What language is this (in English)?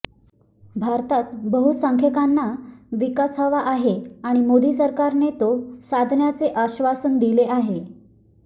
Marathi